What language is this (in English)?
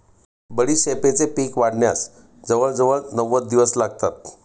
Marathi